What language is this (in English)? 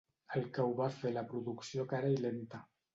Catalan